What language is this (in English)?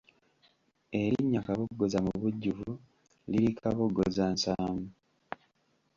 Ganda